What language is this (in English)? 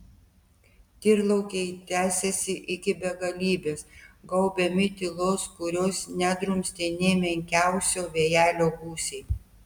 Lithuanian